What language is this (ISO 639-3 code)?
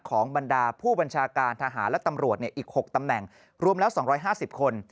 tha